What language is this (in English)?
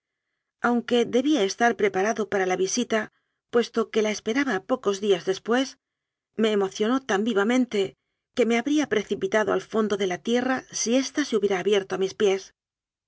Spanish